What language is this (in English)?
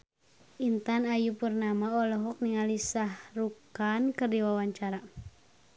Sundanese